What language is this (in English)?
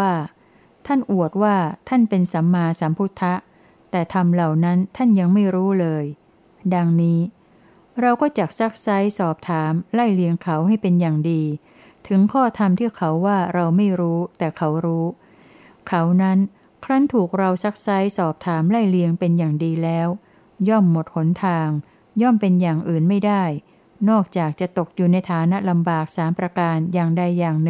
Thai